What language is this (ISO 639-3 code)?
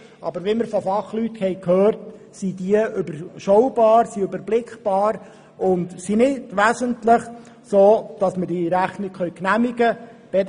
gsw